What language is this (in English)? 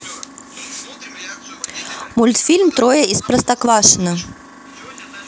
Russian